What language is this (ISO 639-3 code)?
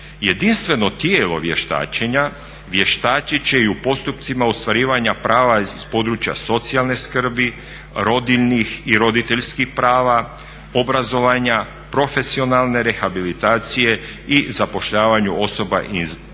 hrv